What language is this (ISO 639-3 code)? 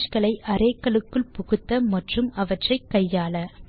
tam